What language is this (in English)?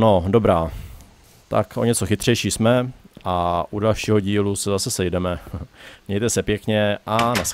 Czech